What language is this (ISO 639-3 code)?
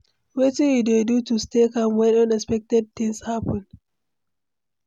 pcm